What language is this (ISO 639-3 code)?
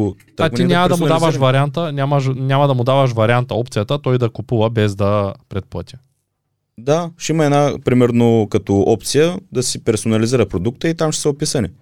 bul